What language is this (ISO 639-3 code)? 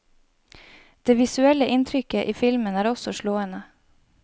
nor